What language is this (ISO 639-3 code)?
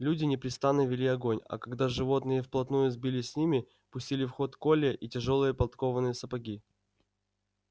rus